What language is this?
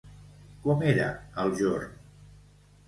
Catalan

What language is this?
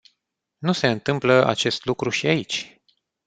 Romanian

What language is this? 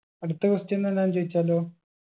Malayalam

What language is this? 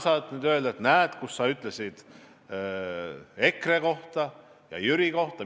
Estonian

